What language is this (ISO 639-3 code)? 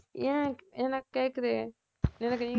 tam